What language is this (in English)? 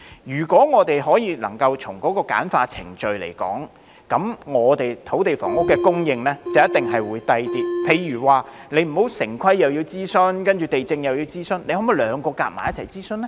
Cantonese